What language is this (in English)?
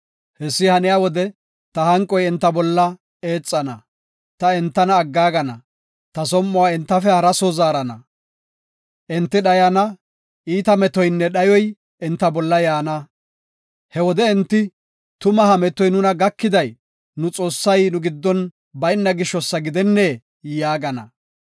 Gofa